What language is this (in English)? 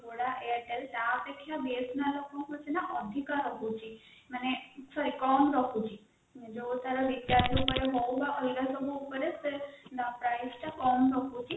Odia